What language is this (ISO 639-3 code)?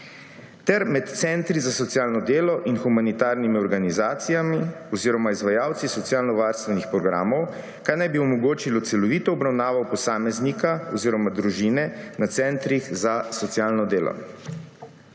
slv